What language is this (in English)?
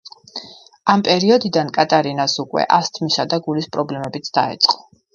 Georgian